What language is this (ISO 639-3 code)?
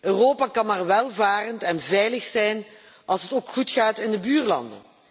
nld